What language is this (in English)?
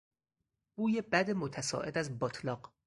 Persian